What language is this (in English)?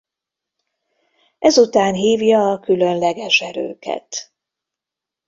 Hungarian